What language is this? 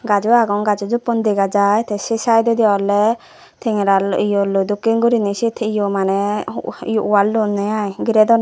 Chakma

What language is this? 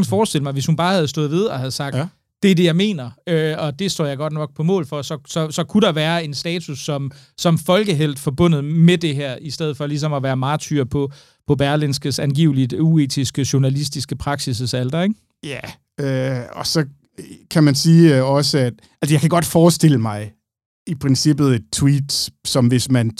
Danish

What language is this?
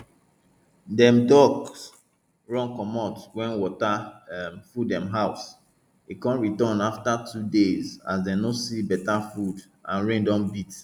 Nigerian Pidgin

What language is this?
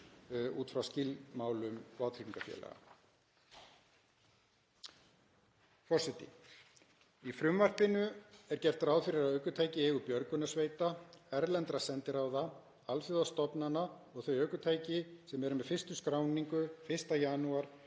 Icelandic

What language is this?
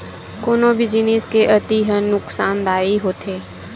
Chhattisgarhi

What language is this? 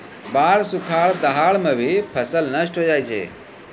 Maithili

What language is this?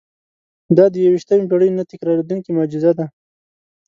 Pashto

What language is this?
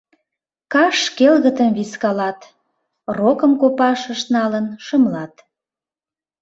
Mari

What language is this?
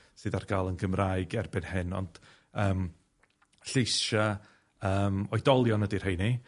Welsh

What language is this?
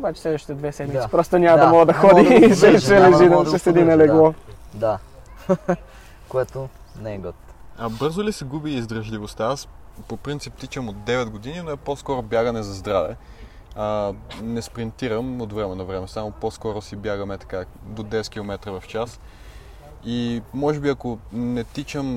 Bulgarian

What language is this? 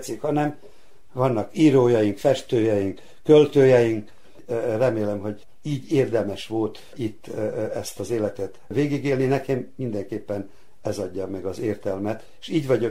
Hungarian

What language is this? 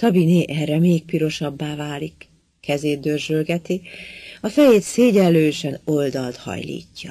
Hungarian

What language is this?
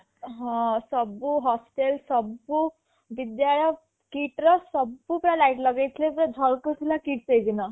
Odia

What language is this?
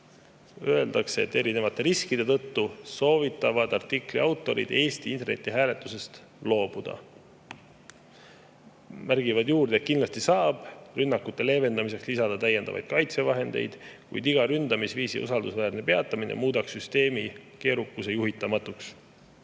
Estonian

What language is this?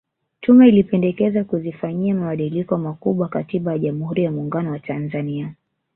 Swahili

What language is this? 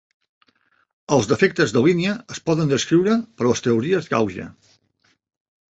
Catalan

